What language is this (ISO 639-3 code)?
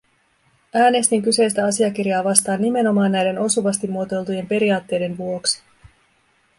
fin